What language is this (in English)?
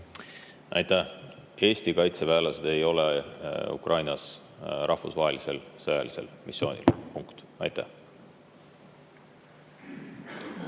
Estonian